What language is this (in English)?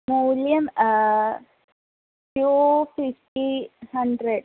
Sanskrit